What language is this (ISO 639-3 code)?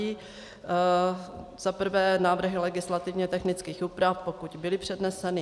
ces